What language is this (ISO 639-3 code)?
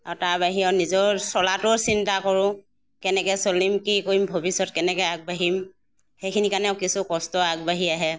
asm